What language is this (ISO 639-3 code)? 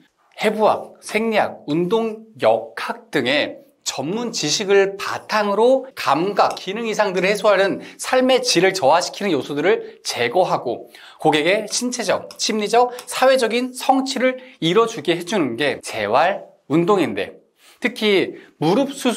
kor